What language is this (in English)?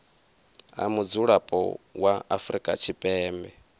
Venda